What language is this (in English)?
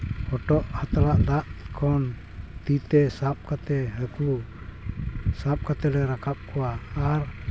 Santali